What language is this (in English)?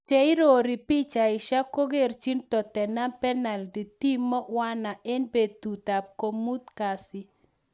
Kalenjin